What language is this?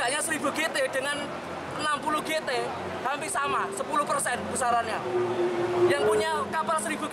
Indonesian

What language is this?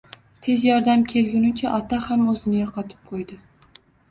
Uzbek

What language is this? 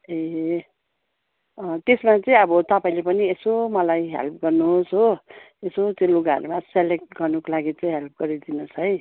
Nepali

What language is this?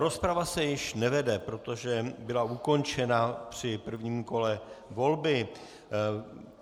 Czech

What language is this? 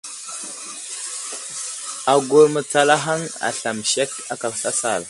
Wuzlam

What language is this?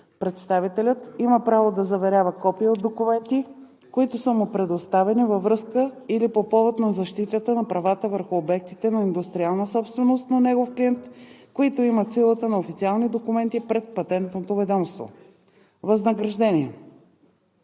Bulgarian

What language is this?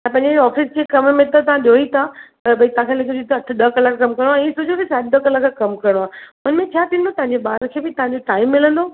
Sindhi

